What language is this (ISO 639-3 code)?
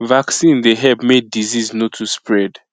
pcm